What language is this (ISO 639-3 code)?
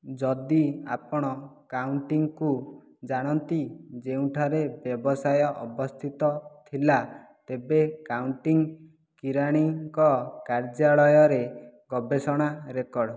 ori